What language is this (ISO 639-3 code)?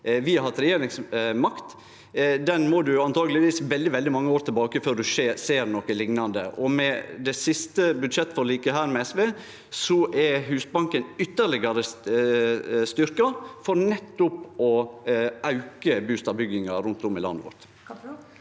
nor